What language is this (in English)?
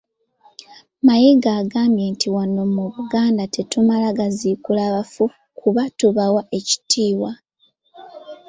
Ganda